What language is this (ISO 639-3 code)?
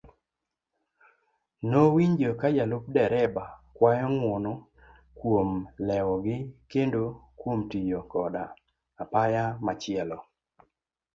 luo